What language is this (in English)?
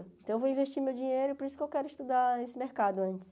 Portuguese